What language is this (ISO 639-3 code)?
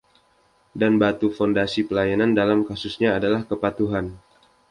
ind